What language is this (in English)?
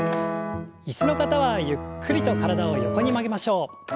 Japanese